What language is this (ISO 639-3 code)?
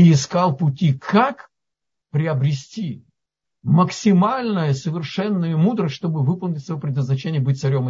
rus